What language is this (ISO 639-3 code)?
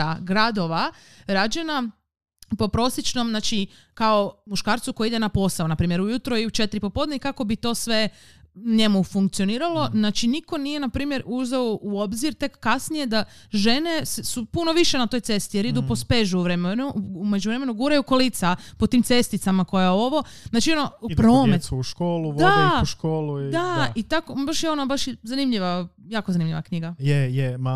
hrv